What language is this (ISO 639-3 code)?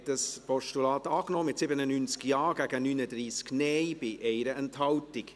gsw